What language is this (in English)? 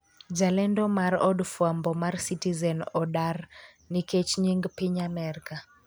Luo (Kenya and Tanzania)